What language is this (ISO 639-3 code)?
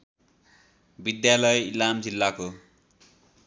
nep